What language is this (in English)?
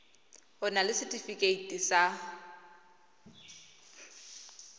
Tswana